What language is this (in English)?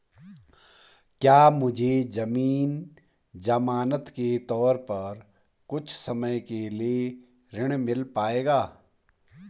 Hindi